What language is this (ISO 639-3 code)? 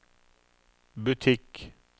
nor